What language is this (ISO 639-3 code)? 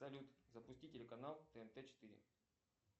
rus